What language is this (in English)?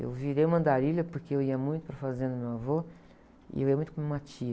Portuguese